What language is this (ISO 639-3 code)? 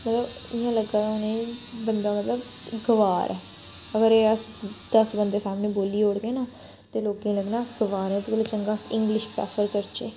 doi